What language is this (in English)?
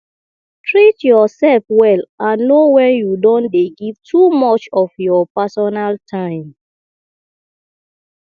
Nigerian Pidgin